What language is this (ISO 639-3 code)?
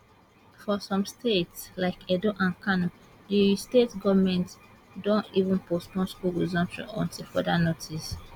pcm